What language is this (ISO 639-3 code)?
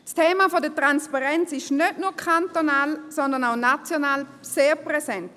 gsw